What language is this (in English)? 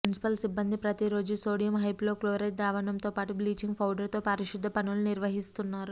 Telugu